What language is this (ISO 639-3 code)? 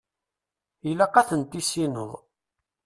kab